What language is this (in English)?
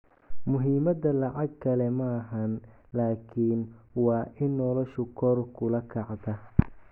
Somali